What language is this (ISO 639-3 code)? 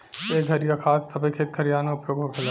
bho